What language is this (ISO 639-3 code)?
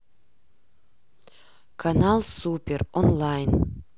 rus